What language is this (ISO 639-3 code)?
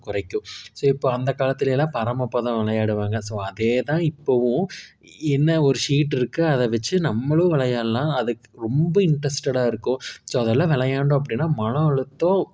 tam